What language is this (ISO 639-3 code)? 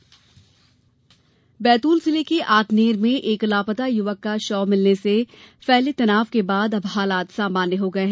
hin